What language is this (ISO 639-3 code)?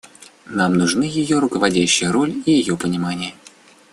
rus